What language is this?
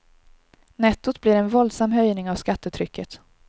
Swedish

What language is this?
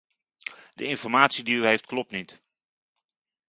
Dutch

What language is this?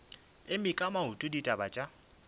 Northern Sotho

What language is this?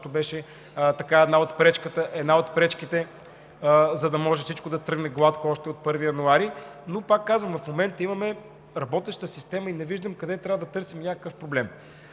Bulgarian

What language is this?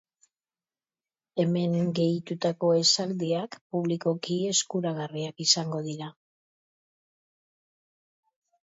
Basque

